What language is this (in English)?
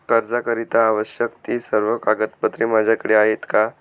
Marathi